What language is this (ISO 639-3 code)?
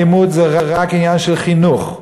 heb